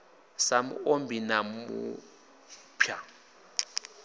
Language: Venda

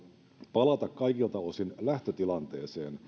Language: Finnish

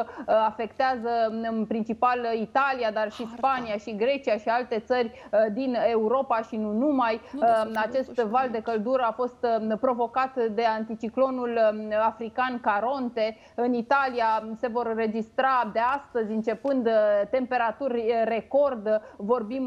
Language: Romanian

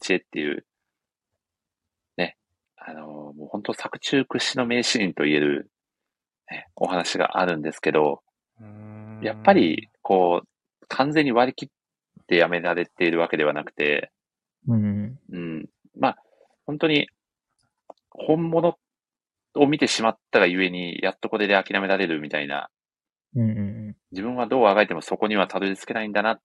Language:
Japanese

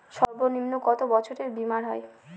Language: Bangla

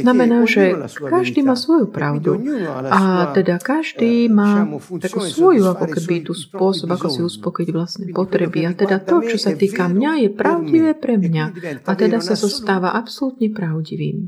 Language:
Slovak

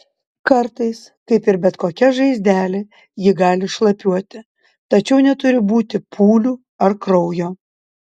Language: Lithuanian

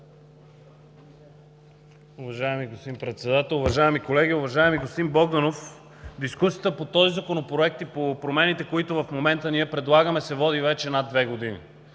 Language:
Bulgarian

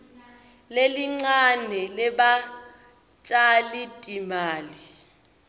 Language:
Swati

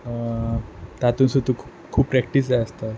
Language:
Konkani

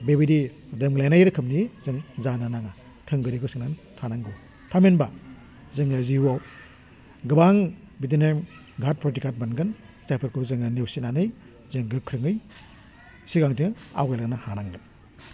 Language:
Bodo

